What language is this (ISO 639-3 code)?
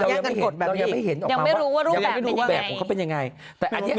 tha